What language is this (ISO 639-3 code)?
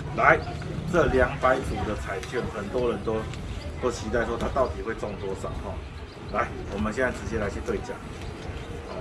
zho